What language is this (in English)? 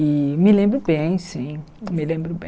Portuguese